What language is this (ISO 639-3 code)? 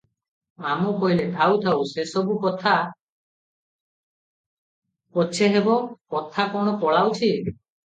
ori